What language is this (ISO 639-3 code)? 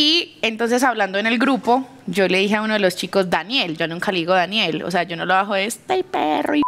spa